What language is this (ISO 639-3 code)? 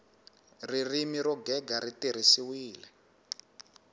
tso